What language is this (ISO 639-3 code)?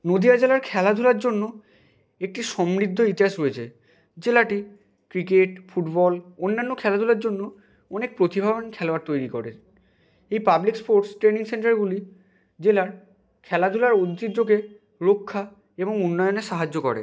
ben